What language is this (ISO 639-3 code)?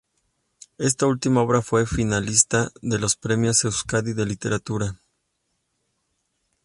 spa